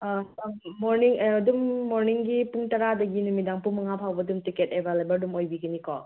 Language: Manipuri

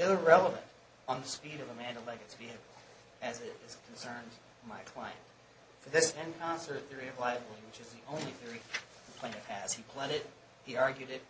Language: English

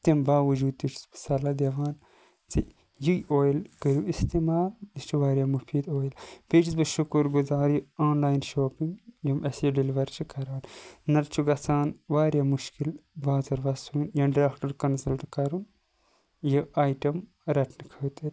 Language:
Kashmiri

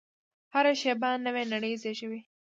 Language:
Pashto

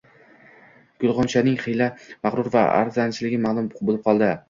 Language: Uzbek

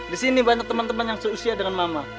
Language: Indonesian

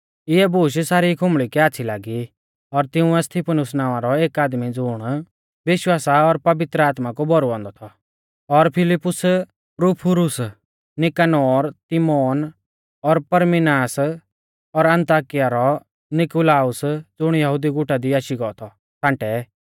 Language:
Mahasu Pahari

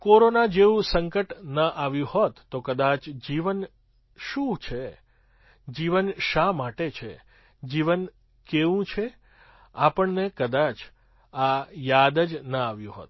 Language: Gujarati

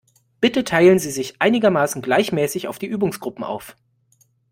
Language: German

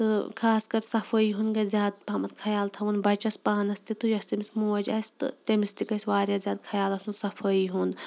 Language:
Kashmiri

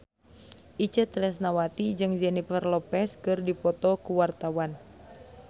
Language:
Sundanese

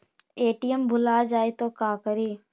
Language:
Magahi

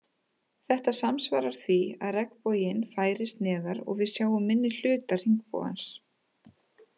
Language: Icelandic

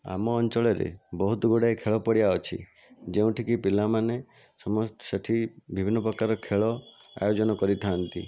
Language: Odia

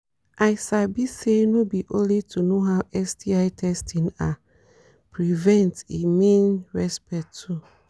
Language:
Nigerian Pidgin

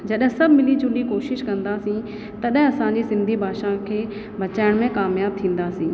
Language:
Sindhi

